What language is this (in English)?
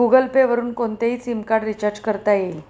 Marathi